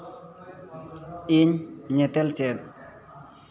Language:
Santali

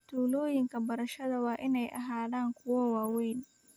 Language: Somali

